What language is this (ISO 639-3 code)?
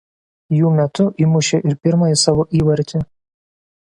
lit